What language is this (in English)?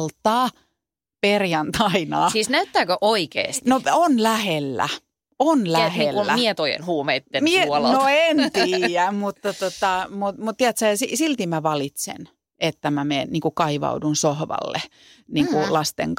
Finnish